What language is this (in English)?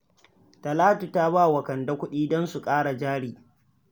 Hausa